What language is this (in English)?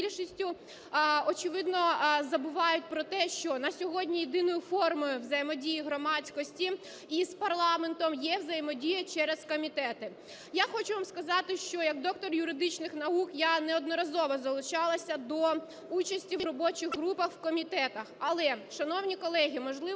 Ukrainian